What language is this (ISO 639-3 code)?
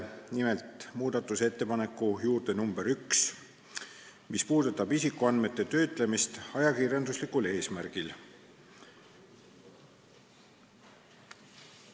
est